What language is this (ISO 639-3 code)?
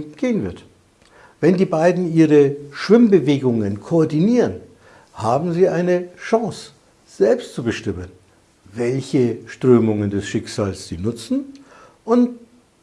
deu